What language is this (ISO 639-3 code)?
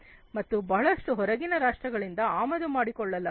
kan